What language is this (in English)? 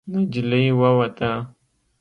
Pashto